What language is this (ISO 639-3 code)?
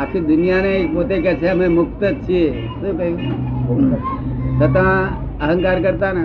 guj